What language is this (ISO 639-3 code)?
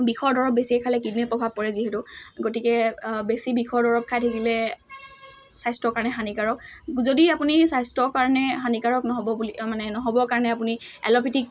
asm